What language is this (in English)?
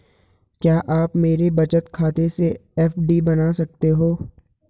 Hindi